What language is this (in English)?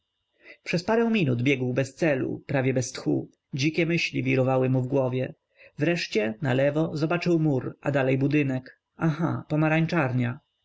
Polish